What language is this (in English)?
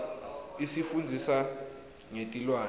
Swati